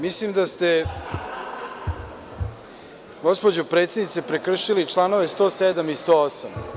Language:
Serbian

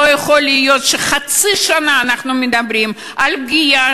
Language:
Hebrew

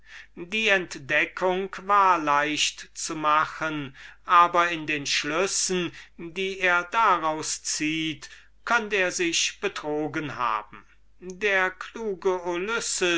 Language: German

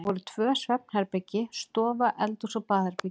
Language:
Icelandic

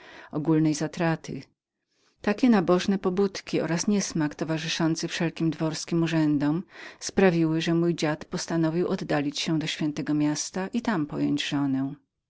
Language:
Polish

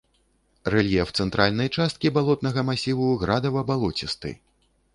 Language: Belarusian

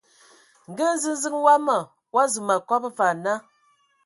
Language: Ewondo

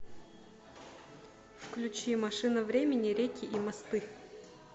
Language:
Russian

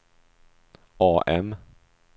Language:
Swedish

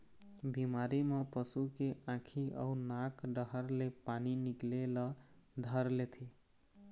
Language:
Chhattisgarhi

